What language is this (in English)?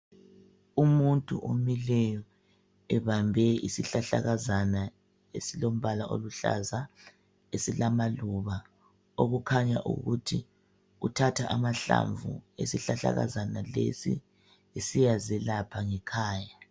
North Ndebele